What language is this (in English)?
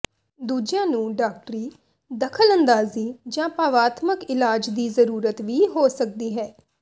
Punjabi